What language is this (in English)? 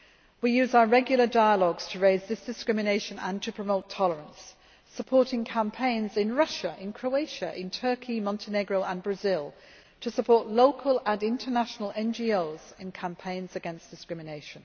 English